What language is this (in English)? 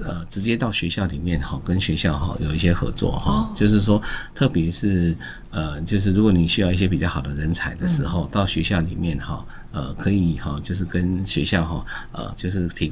Chinese